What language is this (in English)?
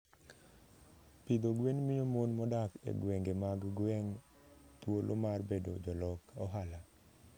Luo (Kenya and Tanzania)